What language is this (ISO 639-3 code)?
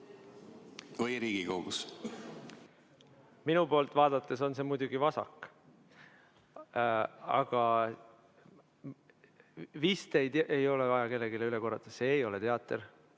est